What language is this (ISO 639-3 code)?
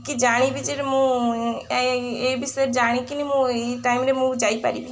ori